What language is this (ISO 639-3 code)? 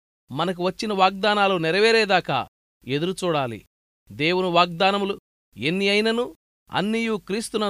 tel